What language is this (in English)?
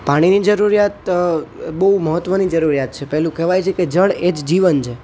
Gujarati